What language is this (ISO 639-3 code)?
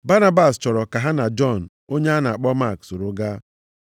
ibo